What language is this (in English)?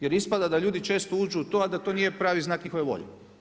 Croatian